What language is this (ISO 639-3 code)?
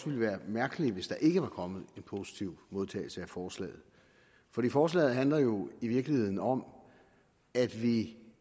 dan